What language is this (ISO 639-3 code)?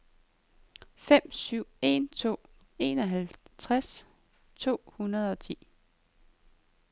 dan